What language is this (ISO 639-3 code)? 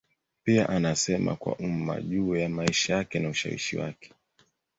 swa